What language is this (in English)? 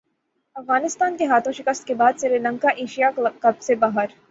Urdu